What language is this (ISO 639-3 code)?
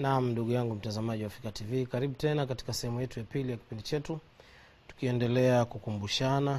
swa